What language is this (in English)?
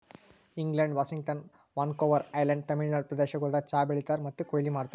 Kannada